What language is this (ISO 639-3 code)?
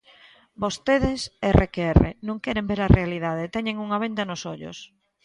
glg